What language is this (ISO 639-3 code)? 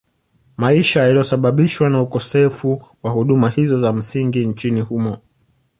swa